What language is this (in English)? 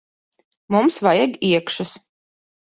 Latvian